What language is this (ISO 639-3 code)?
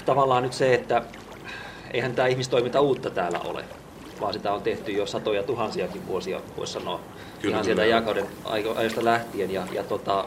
fin